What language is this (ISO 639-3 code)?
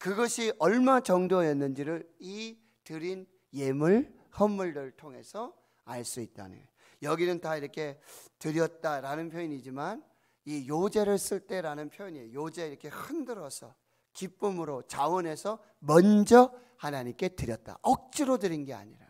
kor